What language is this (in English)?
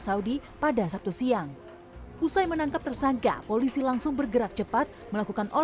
Indonesian